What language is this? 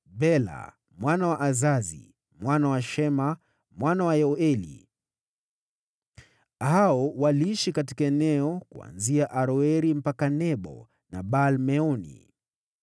Swahili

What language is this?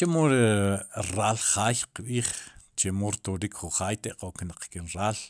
Sipacapense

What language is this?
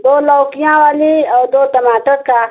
Hindi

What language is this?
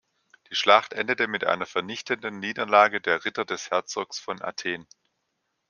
German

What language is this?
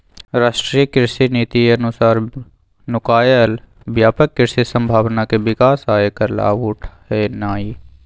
Magahi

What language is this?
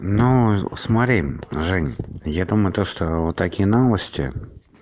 Russian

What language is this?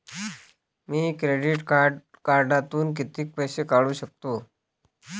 Marathi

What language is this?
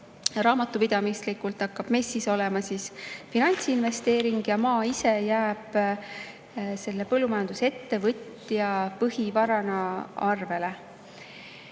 Estonian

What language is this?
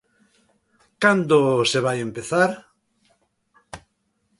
Galician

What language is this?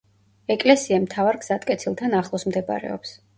Georgian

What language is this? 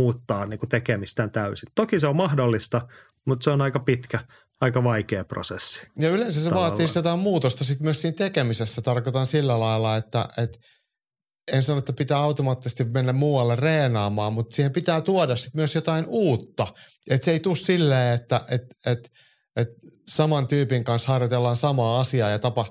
Finnish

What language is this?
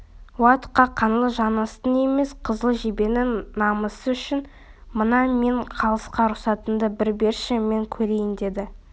Kazakh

